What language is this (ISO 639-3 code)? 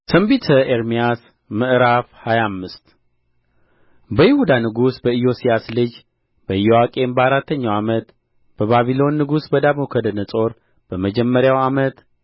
amh